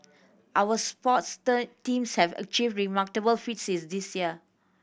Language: English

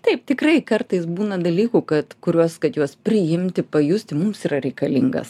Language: Lithuanian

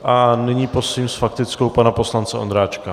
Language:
Czech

